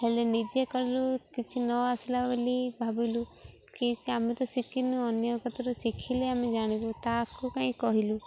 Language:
Odia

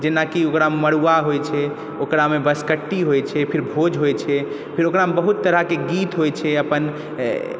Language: Maithili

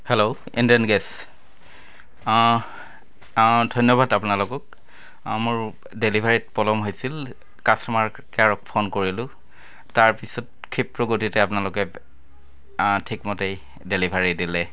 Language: Assamese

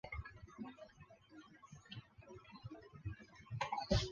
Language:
Chinese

